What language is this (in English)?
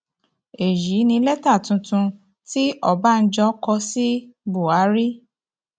Yoruba